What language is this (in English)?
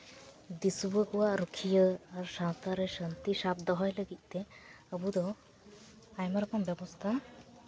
Santali